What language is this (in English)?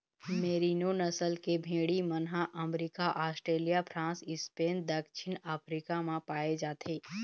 Chhattisgarhi